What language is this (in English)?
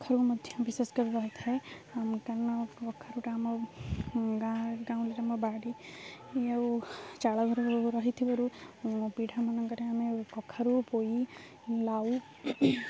Odia